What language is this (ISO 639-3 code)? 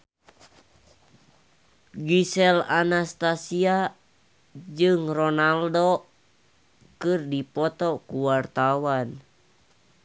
sun